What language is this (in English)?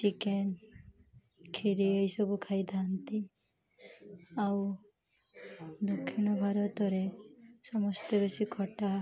Odia